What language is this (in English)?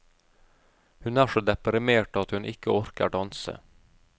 Norwegian